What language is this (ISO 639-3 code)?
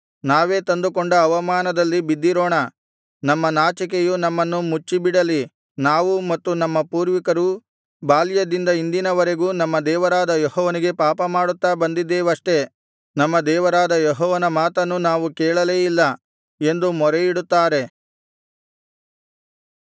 kan